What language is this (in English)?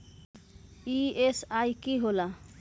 Magahi